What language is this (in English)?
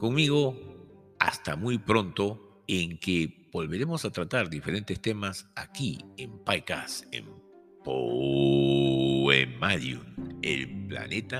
Spanish